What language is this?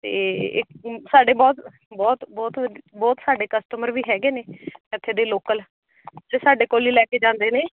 Punjabi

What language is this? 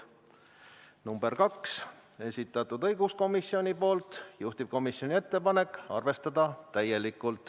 Estonian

